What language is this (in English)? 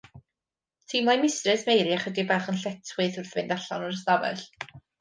Welsh